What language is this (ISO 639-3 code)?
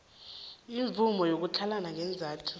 nbl